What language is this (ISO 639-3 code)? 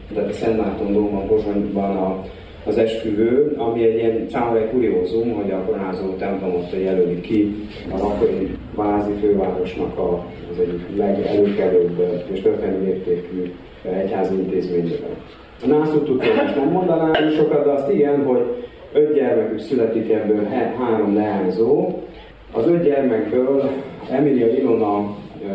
hun